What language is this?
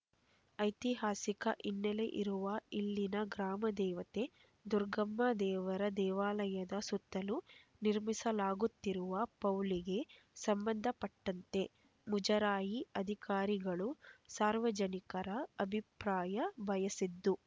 Kannada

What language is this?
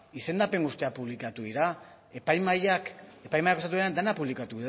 Basque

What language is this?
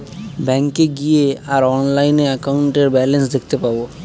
Bangla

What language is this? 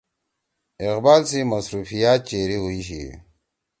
Torwali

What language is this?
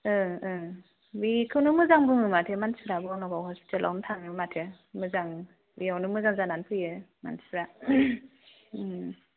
Bodo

